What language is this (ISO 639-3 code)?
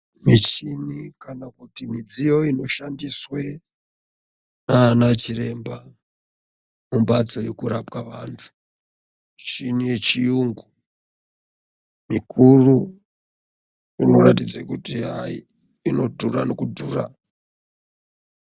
ndc